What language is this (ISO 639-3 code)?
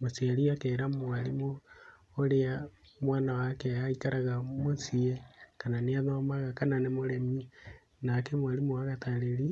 kik